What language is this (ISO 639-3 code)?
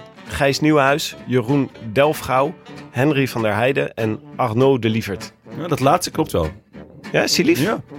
nld